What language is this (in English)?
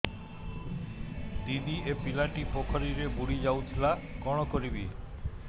Odia